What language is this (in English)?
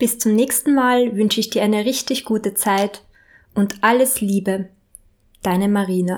German